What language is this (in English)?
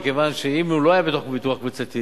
Hebrew